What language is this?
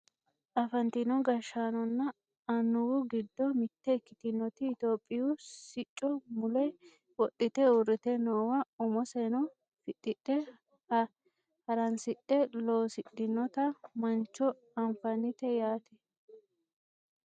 Sidamo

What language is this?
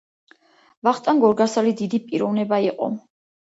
Georgian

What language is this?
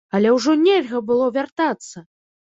Belarusian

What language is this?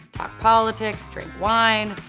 English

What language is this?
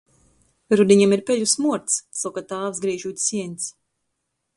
Latgalian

